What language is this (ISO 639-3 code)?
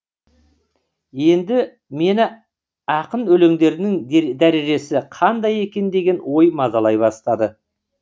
kaz